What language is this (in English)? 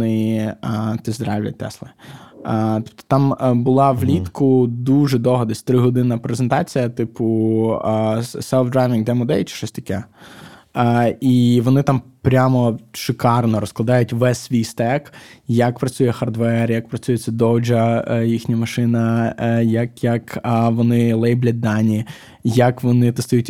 Ukrainian